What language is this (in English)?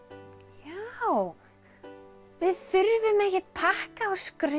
Icelandic